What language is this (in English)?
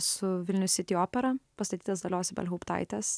Lithuanian